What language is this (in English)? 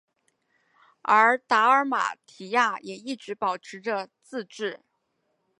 Chinese